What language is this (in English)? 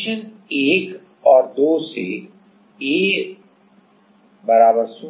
Hindi